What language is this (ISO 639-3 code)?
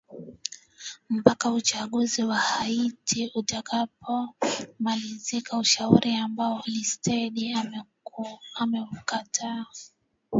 swa